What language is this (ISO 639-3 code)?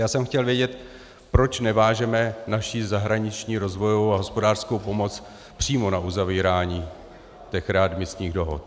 ces